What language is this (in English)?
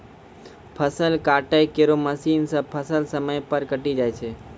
Maithili